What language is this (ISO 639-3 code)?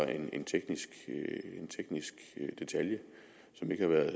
dan